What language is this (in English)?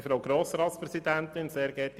Swiss German